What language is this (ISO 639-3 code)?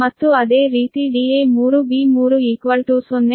kan